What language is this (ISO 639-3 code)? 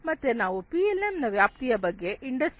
kan